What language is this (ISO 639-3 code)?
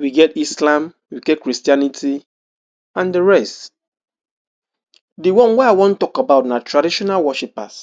pcm